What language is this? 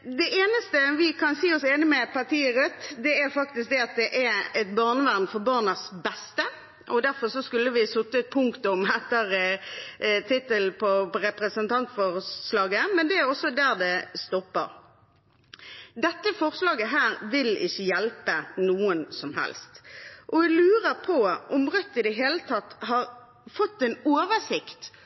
Norwegian Bokmål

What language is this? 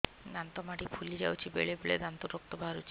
Odia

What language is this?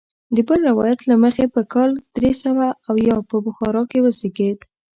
Pashto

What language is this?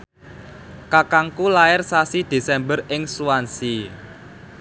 Javanese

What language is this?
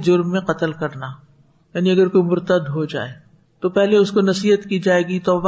Urdu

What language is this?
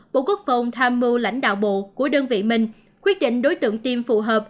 Vietnamese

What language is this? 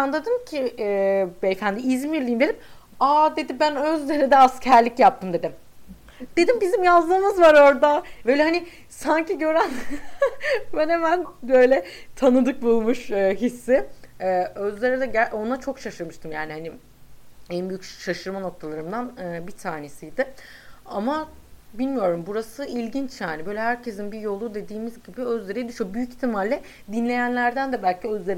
Turkish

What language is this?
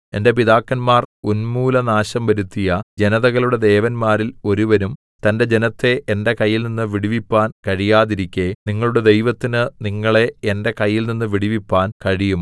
Malayalam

